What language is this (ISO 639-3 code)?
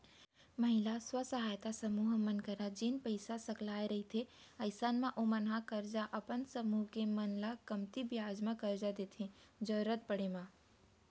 hne